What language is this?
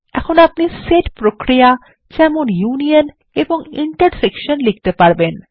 Bangla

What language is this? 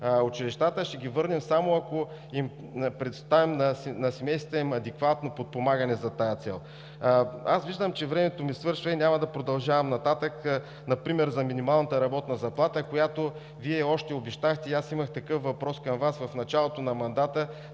Bulgarian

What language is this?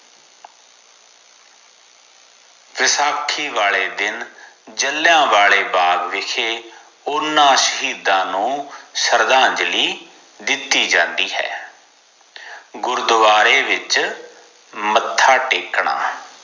Punjabi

